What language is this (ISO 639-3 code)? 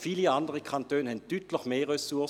gsw